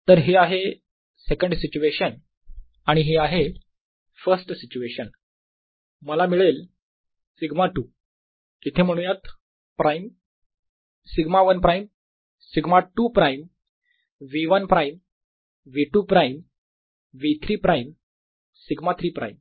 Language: Marathi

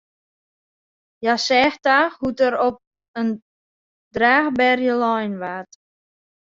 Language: Western Frisian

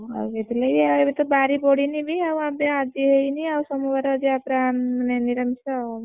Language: Odia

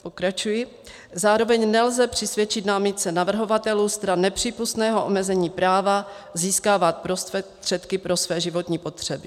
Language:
Czech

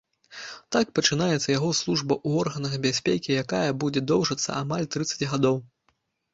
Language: Belarusian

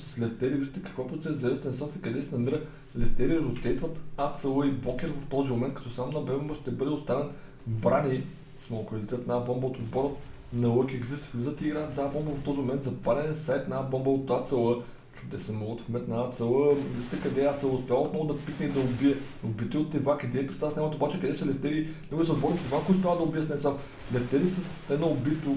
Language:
Bulgarian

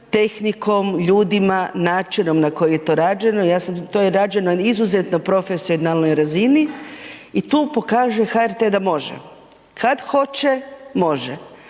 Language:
Croatian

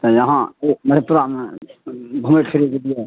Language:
Maithili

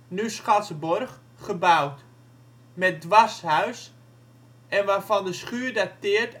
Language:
Dutch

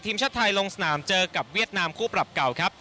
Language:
Thai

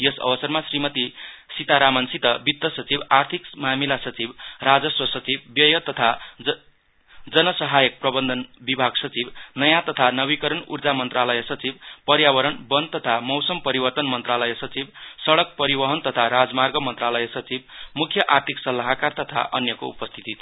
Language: Nepali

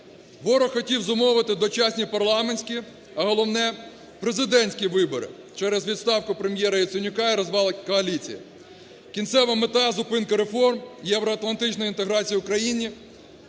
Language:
Ukrainian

